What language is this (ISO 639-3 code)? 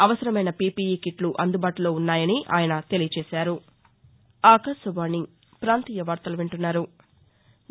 tel